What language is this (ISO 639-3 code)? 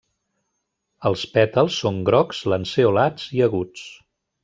cat